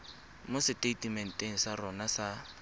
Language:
Tswana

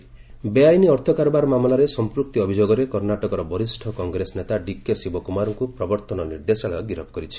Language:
Odia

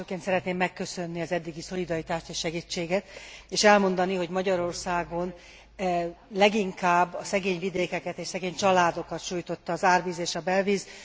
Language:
Hungarian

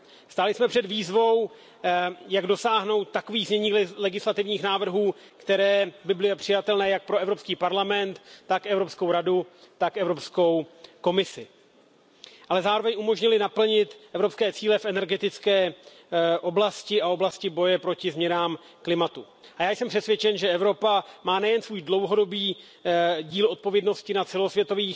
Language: Czech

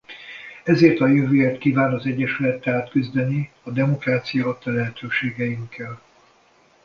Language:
Hungarian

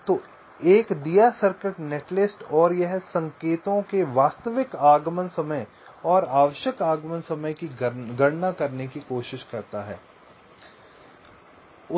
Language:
Hindi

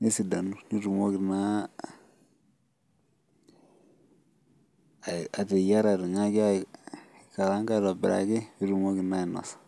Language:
Masai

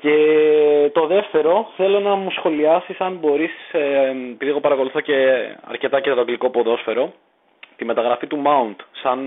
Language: Greek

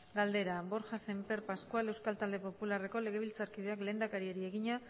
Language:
Basque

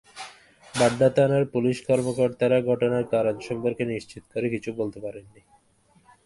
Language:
Bangla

